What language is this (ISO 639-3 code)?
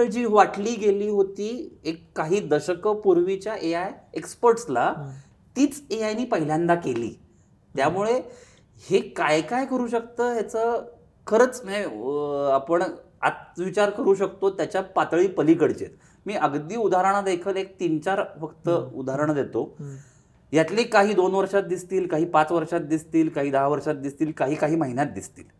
mar